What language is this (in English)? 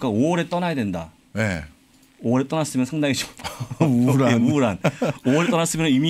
Korean